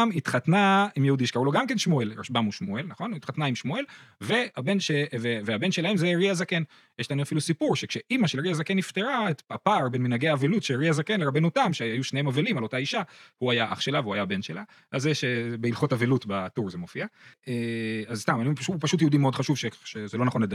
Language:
Hebrew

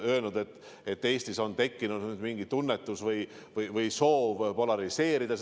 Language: Estonian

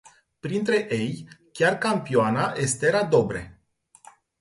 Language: Romanian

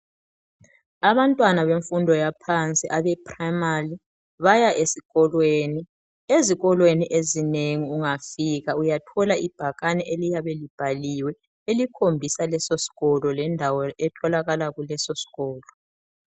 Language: North Ndebele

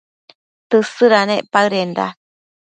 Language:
Matsés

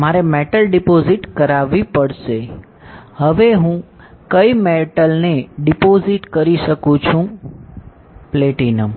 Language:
Gujarati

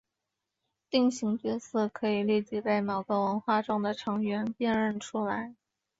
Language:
Chinese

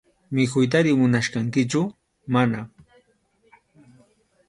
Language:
Arequipa-La Unión Quechua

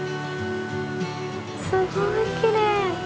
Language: Japanese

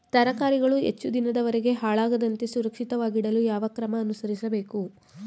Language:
Kannada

